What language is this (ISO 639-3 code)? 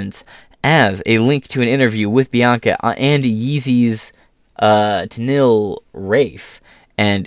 eng